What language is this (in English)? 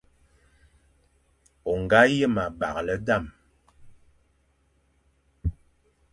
Fang